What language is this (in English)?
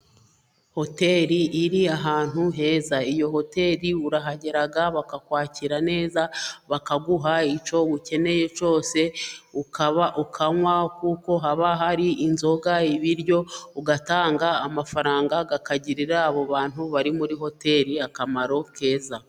Kinyarwanda